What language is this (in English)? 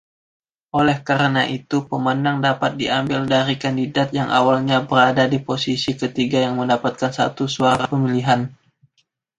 Indonesian